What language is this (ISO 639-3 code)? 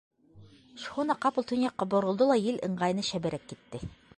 bak